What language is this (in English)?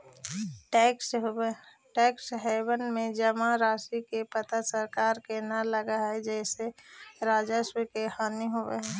Magahi